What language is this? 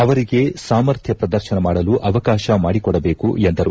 Kannada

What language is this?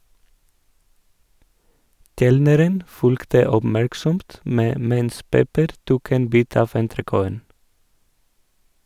Norwegian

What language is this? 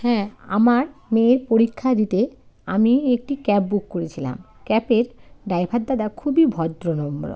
Bangla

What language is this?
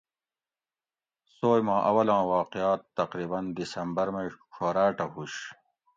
Gawri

